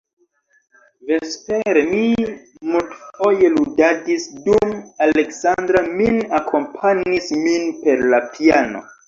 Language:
Esperanto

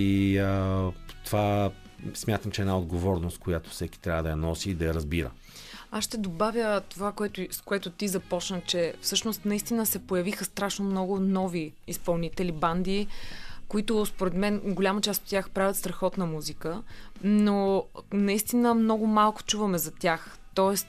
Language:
Bulgarian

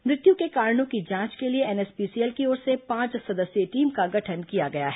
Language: Hindi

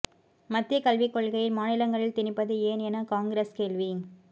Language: Tamil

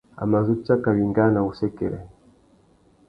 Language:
Tuki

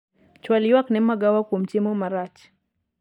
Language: Luo (Kenya and Tanzania)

